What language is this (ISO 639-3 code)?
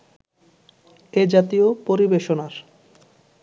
ben